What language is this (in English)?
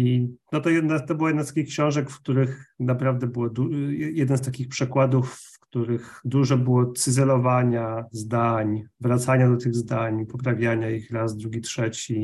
Polish